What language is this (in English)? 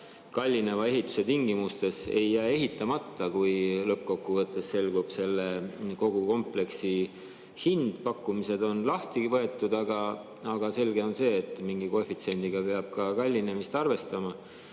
Estonian